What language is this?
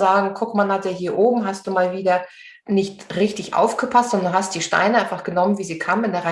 German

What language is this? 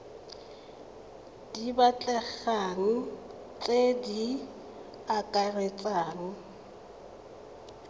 Tswana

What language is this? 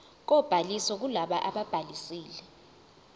Zulu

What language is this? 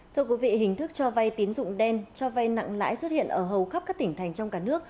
Vietnamese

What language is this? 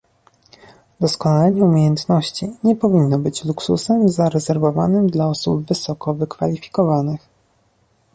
Polish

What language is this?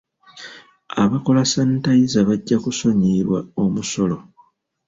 Ganda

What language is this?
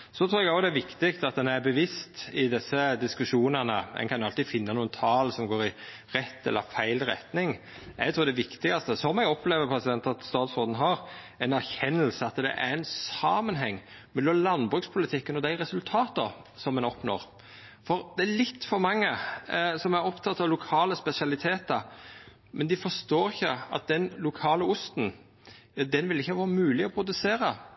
Norwegian Nynorsk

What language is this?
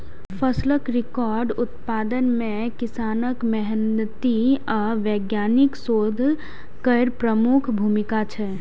Maithili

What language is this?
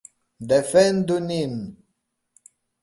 Esperanto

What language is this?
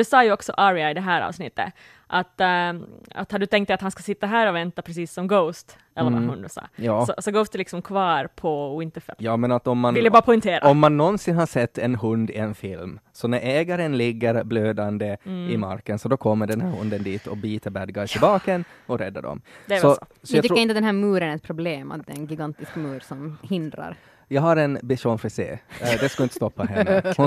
Swedish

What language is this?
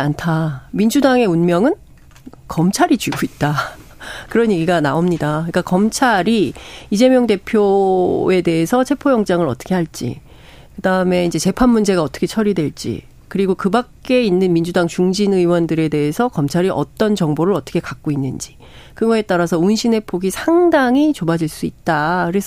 Korean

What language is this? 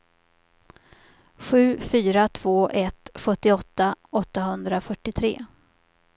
Swedish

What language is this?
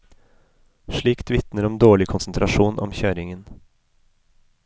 Norwegian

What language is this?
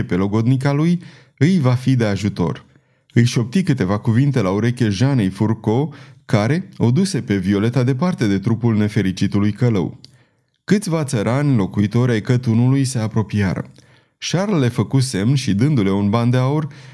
Romanian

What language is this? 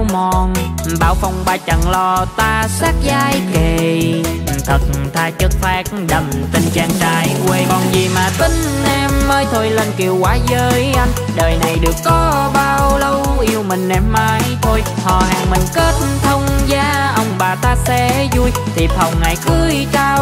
Vietnamese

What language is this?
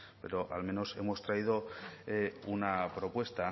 Spanish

